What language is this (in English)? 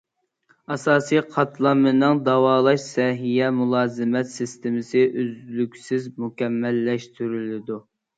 Uyghur